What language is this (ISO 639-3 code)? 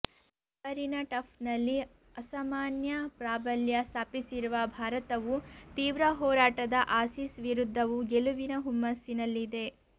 kan